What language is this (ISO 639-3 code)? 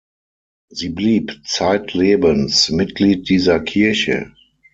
deu